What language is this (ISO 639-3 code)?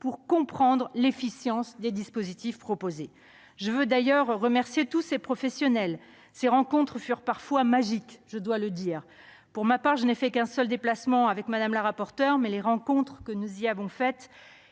fra